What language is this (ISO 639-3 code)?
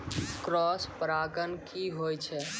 mai